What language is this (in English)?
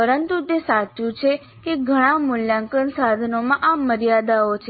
Gujarati